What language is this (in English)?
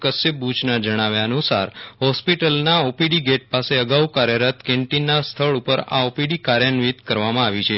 Gujarati